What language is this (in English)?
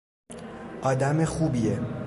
Persian